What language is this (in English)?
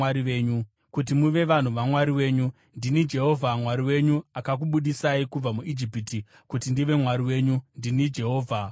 Shona